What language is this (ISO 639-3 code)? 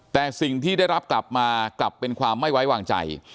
tha